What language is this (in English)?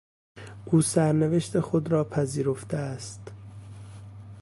Persian